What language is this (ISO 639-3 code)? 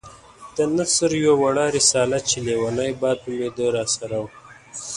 pus